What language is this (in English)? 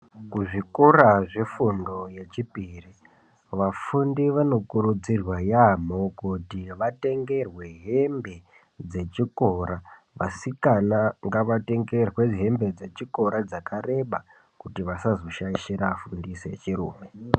Ndau